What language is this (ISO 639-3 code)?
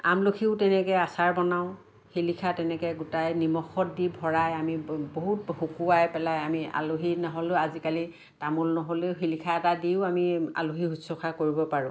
asm